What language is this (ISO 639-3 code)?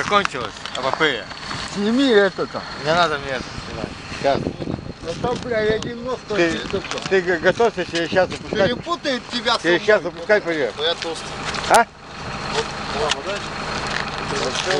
rus